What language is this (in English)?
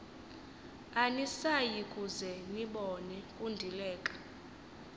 Xhosa